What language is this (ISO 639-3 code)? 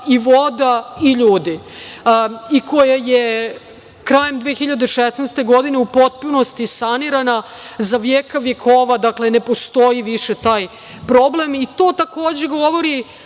srp